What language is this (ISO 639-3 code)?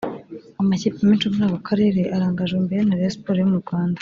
kin